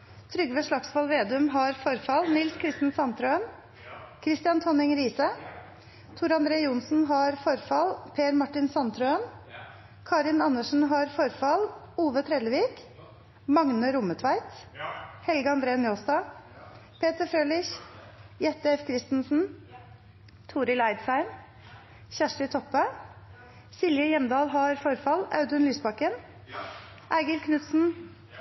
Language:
Norwegian Nynorsk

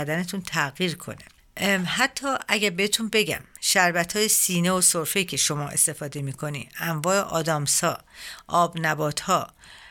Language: Persian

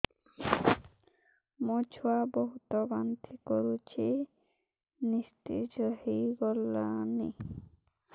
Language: Odia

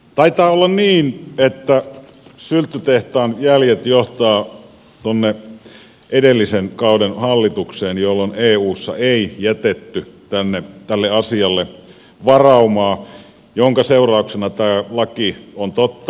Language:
Finnish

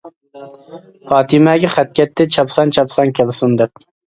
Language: Uyghur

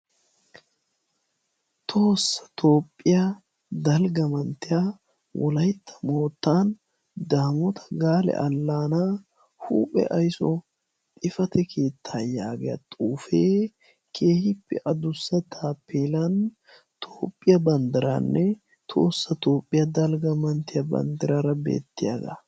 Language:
Wolaytta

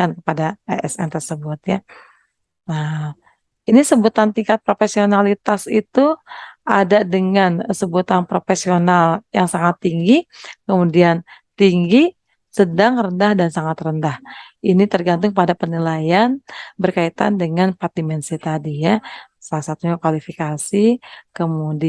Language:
Indonesian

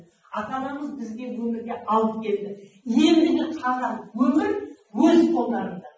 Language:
Kazakh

